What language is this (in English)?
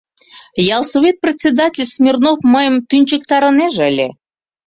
Mari